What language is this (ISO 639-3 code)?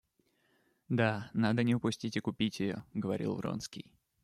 rus